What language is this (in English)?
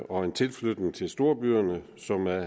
Danish